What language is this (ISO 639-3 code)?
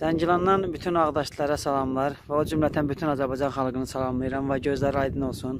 tur